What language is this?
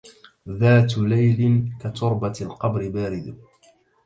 Arabic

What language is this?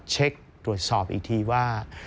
Thai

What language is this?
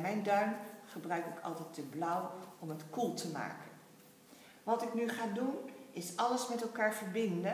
Dutch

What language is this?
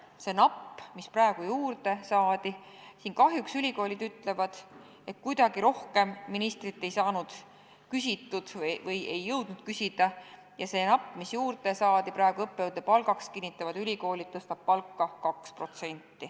Estonian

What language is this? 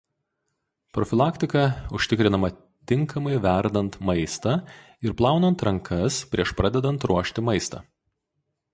Lithuanian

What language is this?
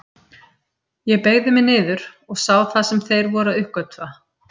Icelandic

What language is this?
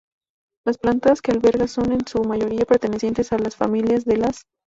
Spanish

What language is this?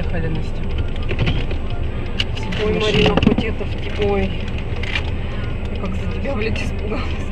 Russian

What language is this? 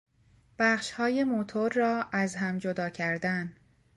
Persian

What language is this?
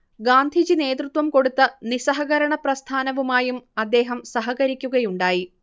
Malayalam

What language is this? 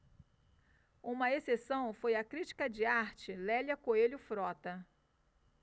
Portuguese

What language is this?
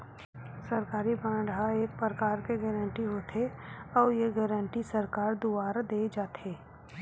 Chhattisgarhi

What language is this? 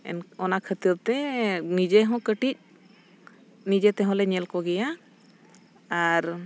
Santali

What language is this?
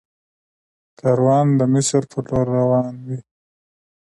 Pashto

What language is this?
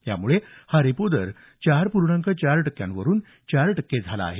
Marathi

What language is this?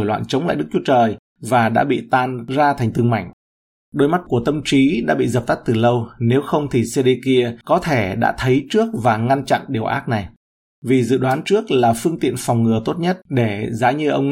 Vietnamese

